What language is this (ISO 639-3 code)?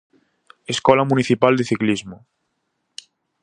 glg